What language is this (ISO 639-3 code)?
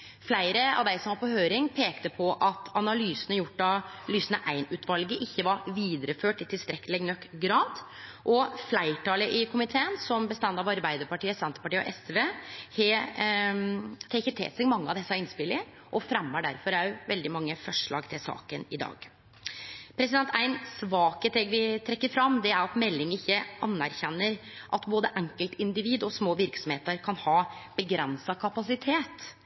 nno